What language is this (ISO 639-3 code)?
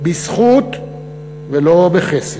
heb